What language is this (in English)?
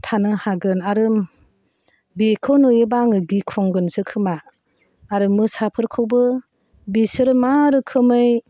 Bodo